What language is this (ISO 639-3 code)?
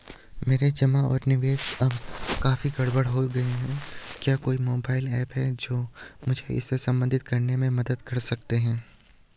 hin